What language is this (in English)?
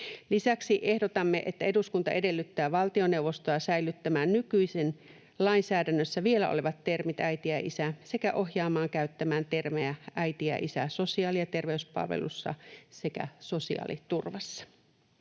Finnish